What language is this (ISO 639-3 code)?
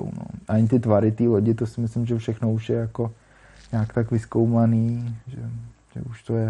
ces